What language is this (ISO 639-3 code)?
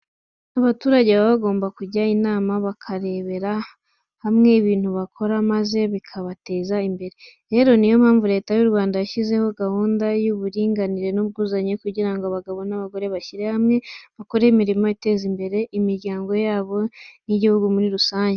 kin